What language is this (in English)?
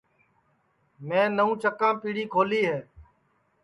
Sansi